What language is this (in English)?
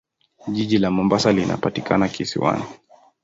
Swahili